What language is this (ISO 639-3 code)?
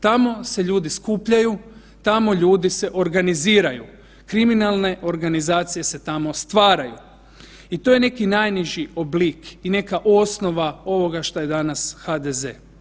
hrv